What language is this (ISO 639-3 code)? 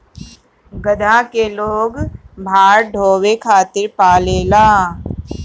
bho